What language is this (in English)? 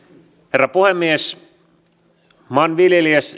Finnish